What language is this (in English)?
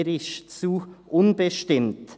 Swiss German